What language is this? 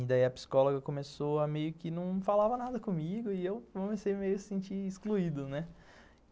Portuguese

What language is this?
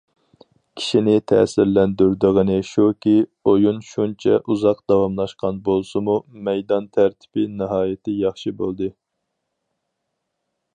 Uyghur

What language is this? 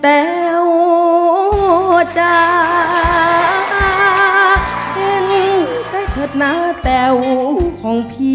Thai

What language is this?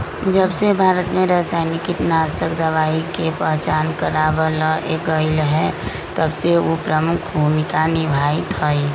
Magahi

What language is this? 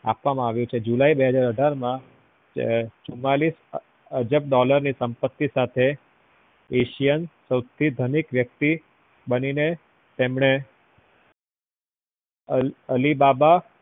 Gujarati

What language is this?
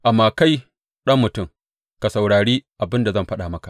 Hausa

